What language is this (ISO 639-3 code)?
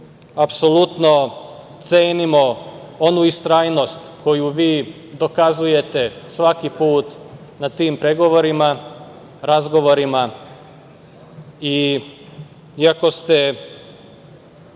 srp